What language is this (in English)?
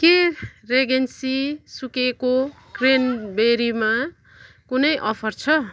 Nepali